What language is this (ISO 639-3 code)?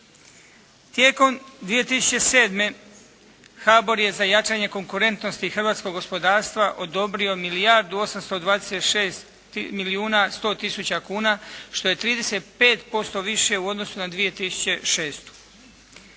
hrv